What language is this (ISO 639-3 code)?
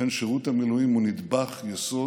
heb